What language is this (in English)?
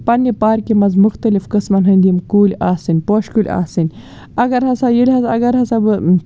Kashmiri